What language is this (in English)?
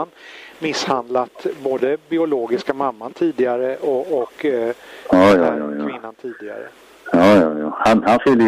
Swedish